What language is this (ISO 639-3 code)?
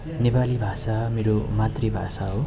nep